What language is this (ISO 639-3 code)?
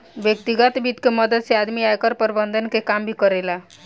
bho